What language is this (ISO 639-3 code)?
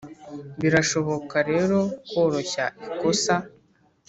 kin